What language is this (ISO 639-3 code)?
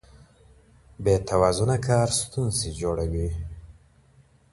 pus